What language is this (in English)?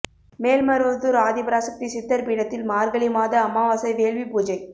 Tamil